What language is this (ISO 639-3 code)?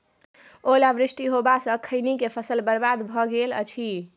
mai